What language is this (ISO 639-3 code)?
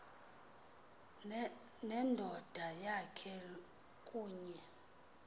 xho